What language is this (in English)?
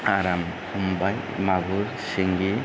Bodo